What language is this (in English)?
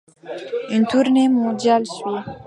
French